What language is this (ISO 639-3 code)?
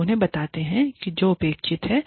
hin